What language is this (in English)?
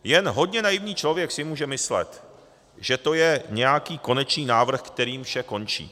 Czech